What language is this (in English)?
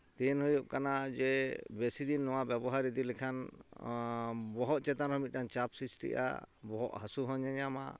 Santali